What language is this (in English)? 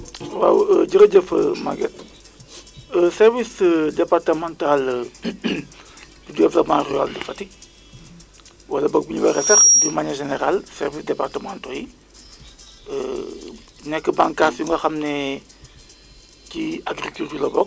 Wolof